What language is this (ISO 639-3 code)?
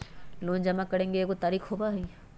mag